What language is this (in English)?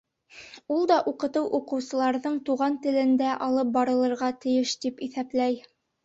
Bashkir